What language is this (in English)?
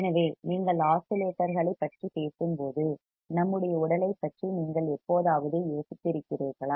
Tamil